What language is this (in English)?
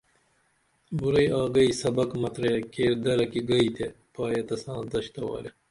Dameli